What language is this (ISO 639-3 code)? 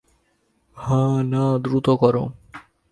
ben